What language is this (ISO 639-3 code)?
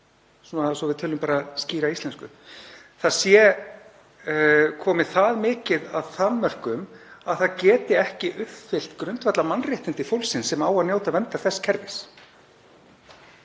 isl